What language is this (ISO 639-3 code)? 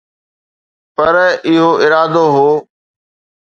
snd